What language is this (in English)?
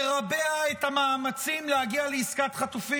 Hebrew